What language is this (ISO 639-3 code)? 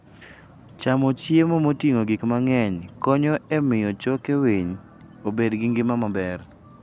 luo